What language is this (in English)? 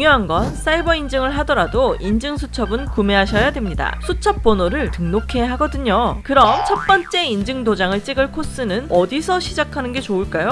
Korean